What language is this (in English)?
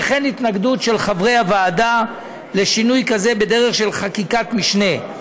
Hebrew